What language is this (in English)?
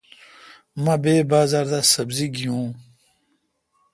Kalkoti